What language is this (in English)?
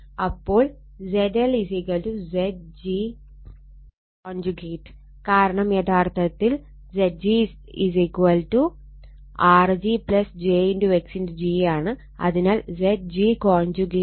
Malayalam